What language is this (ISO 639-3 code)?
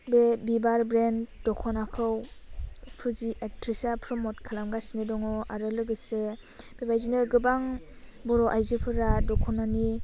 brx